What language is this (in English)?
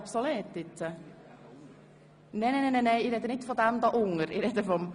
Swiss German